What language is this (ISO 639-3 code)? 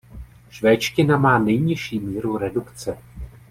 ces